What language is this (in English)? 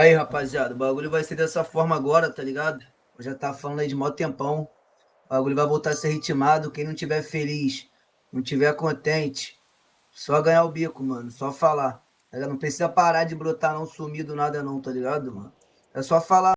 Portuguese